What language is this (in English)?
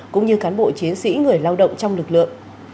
Vietnamese